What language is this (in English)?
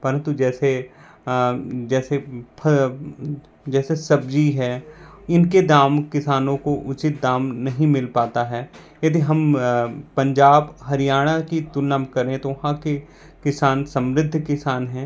Hindi